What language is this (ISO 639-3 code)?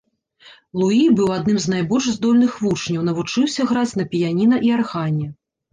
bel